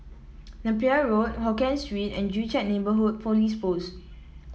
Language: English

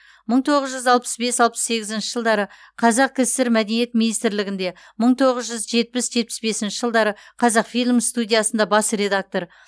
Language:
Kazakh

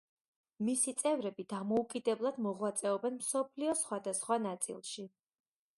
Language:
Georgian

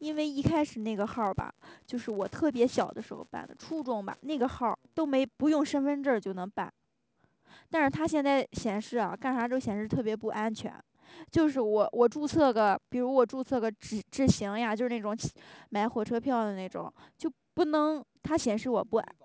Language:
Chinese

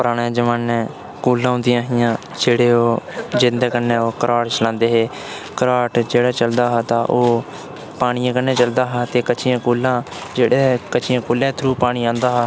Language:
Dogri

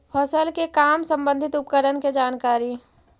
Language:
Magahi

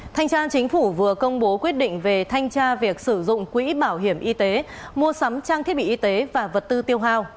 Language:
Vietnamese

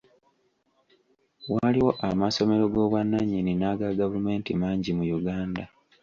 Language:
Ganda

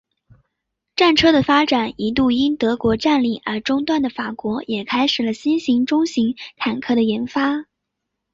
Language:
Chinese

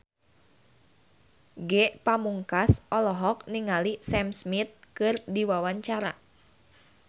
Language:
Sundanese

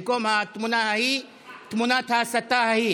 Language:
Hebrew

